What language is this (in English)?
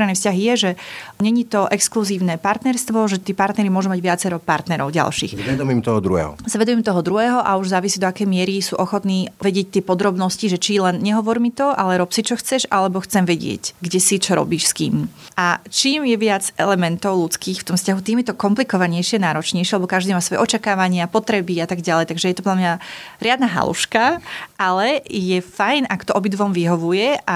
Slovak